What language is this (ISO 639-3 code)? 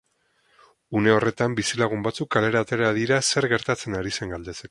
eus